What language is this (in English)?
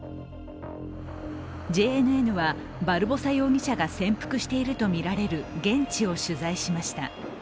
Japanese